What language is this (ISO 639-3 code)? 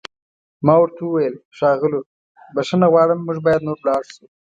pus